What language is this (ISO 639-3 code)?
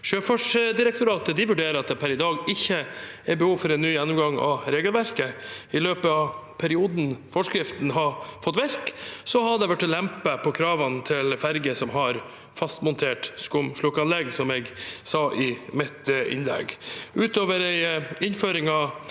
nor